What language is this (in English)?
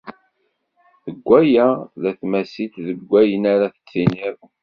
Kabyle